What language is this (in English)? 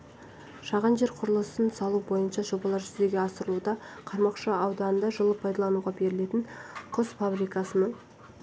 Kazakh